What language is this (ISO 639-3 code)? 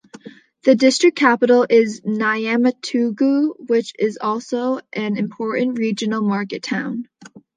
eng